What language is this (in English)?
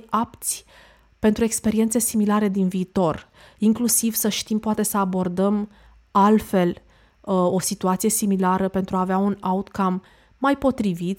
Romanian